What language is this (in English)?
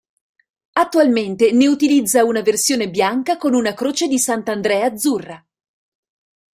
Italian